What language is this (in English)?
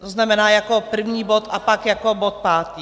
Czech